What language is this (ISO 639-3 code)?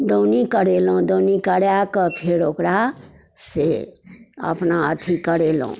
mai